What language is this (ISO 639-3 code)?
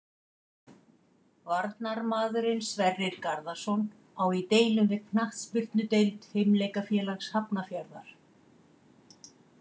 isl